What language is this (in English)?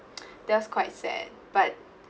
English